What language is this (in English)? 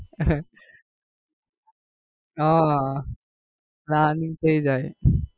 Gujarati